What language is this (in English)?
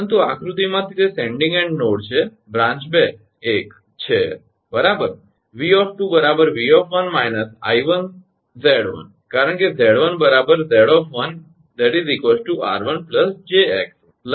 Gujarati